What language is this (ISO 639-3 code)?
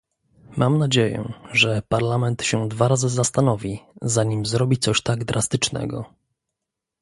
pol